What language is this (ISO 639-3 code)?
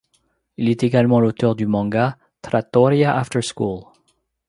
fra